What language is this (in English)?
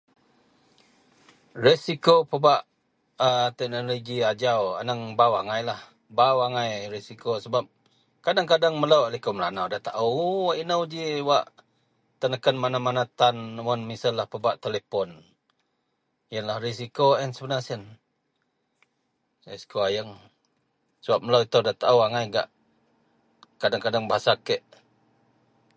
Central Melanau